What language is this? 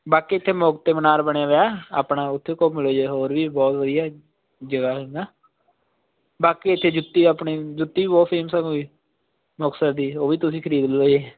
Punjabi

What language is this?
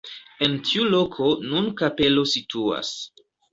Esperanto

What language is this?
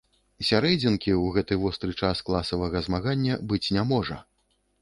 Belarusian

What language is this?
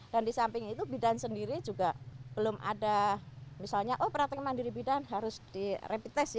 Indonesian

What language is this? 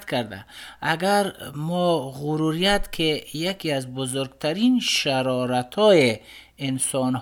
Persian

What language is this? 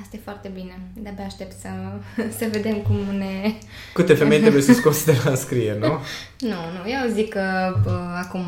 Romanian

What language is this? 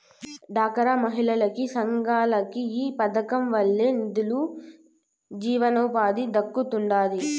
Telugu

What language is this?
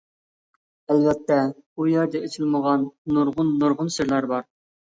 Uyghur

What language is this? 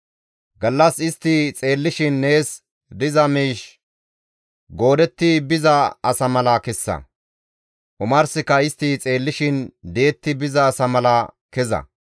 Gamo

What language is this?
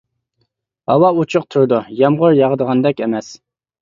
Uyghur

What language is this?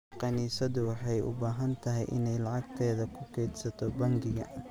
Somali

